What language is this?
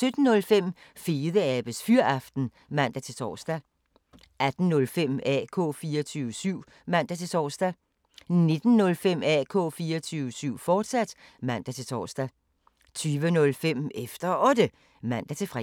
Danish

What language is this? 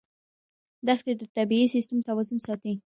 Pashto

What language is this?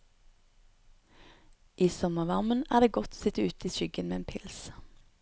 Norwegian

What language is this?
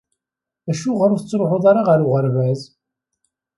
Kabyle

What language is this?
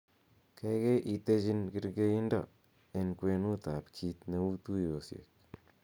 Kalenjin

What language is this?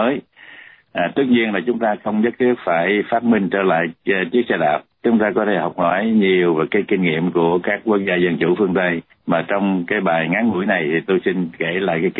Vietnamese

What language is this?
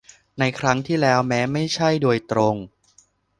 Thai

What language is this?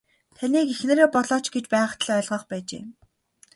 Mongolian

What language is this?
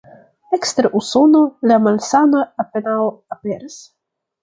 Esperanto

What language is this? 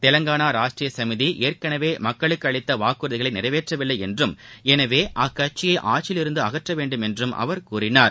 Tamil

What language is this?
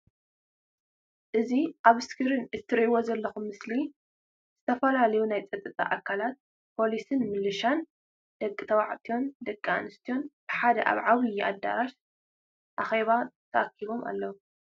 Tigrinya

